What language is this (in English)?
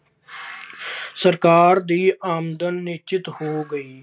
Punjabi